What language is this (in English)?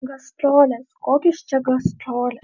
Lithuanian